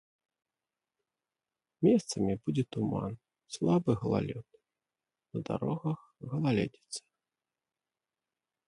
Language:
Belarusian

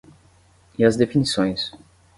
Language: Portuguese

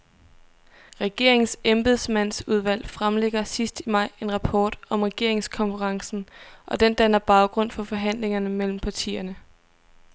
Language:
Danish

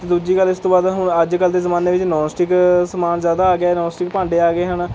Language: Punjabi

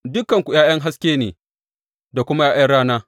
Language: Hausa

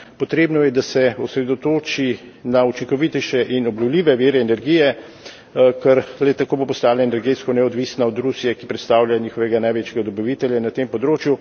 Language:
Slovenian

